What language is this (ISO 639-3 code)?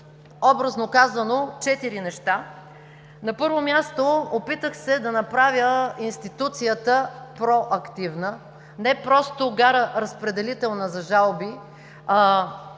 bul